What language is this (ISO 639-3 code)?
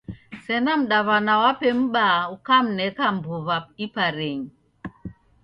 dav